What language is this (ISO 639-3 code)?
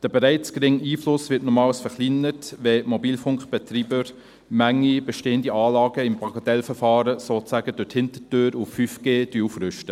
gsw